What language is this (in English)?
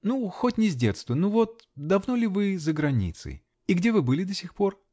Russian